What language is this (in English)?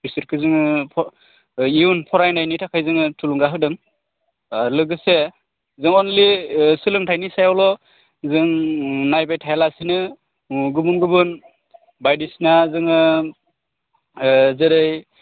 Bodo